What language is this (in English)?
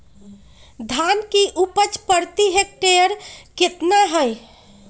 Magahi